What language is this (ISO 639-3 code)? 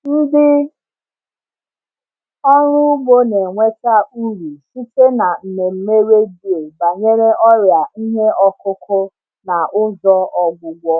ibo